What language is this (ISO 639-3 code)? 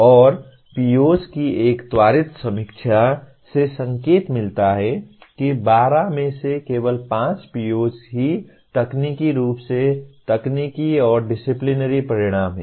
hin